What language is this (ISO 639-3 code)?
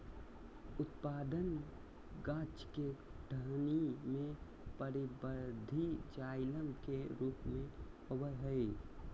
mag